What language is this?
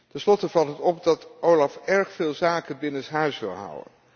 Dutch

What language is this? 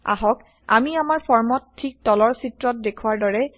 Assamese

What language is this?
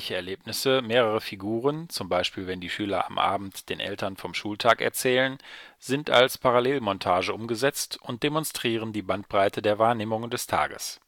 German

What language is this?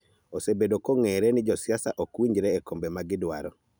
Luo (Kenya and Tanzania)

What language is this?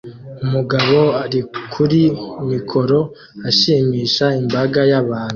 Kinyarwanda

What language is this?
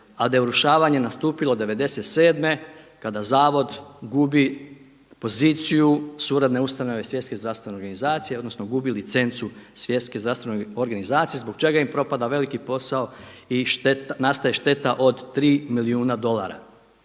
Croatian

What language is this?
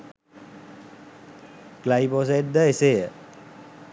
Sinhala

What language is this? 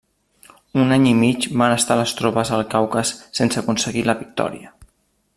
Catalan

